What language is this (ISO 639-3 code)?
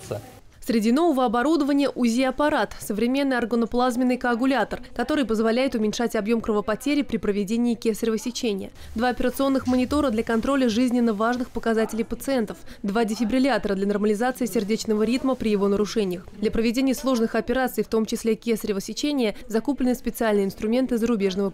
rus